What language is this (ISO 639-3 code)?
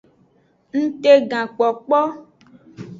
ajg